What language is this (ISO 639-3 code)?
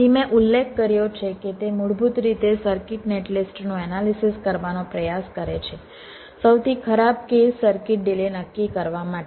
guj